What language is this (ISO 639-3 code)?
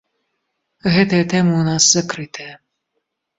bel